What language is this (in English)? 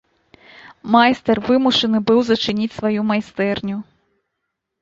Belarusian